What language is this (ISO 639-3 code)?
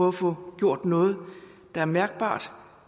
dan